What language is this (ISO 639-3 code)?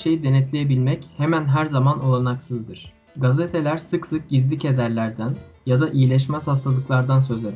tur